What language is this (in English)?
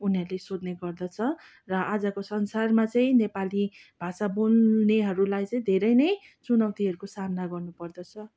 Nepali